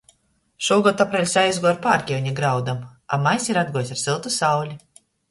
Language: Latgalian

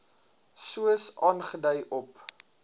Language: Afrikaans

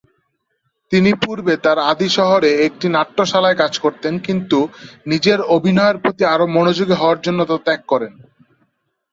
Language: Bangla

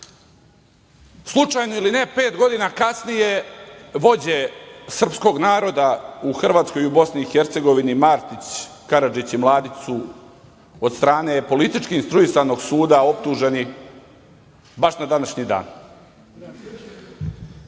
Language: Serbian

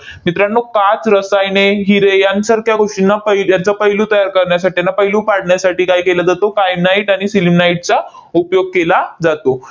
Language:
Marathi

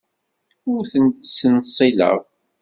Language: Kabyle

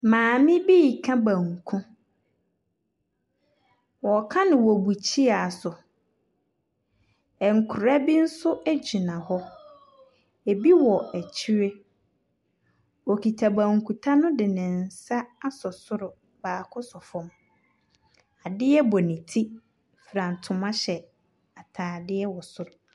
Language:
Akan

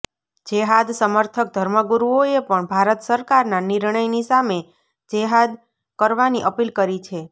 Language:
Gujarati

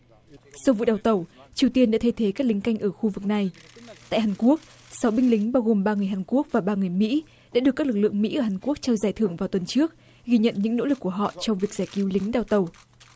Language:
Vietnamese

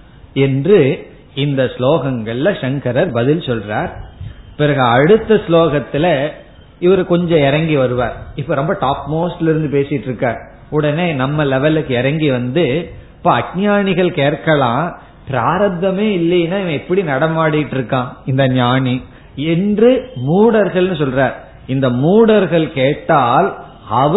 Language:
Tamil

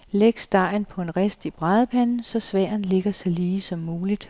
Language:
Danish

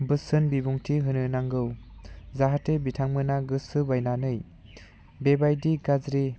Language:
Bodo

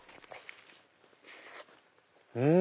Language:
Japanese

